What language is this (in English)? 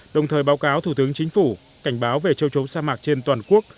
Vietnamese